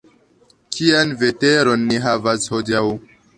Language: Esperanto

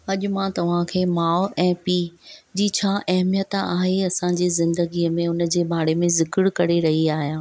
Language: Sindhi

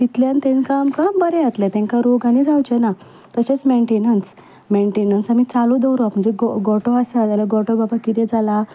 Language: Konkani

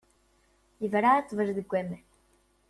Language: Kabyle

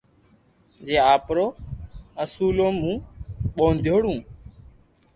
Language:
Loarki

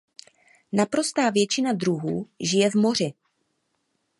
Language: Czech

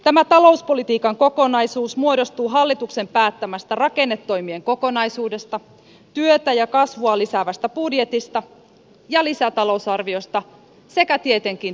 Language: Finnish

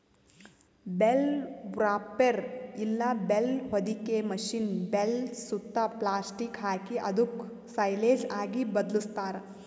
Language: Kannada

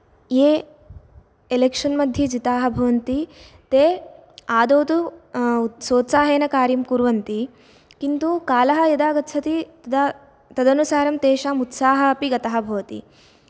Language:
Sanskrit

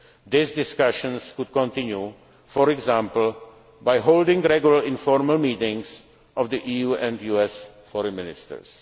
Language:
English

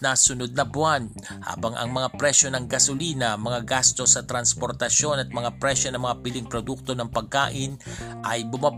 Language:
Filipino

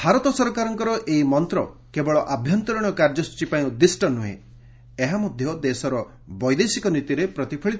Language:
Odia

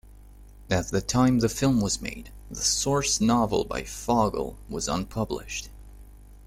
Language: English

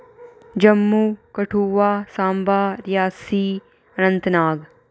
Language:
Dogri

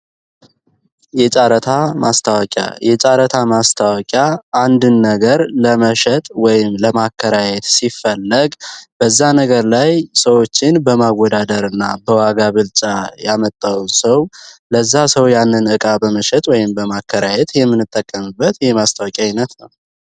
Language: Amharic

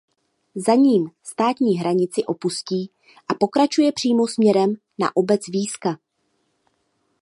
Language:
Czech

